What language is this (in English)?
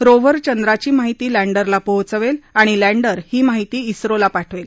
Marathi